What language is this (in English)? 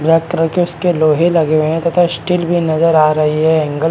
Hindi